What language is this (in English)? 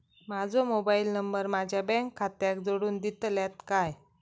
Marathi